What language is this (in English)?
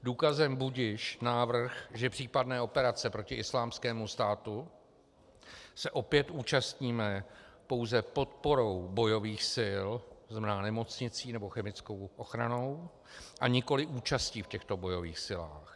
Czech